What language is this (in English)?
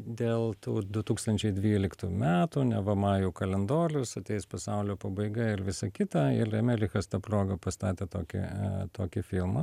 Lithuanian